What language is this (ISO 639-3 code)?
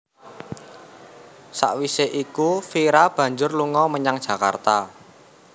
jav